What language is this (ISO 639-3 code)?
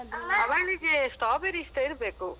kan